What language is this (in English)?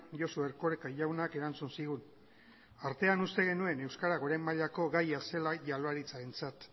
Basque